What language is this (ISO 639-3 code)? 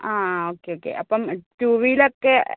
mal